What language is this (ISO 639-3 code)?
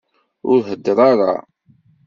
kab